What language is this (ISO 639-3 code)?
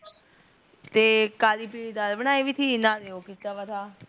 pan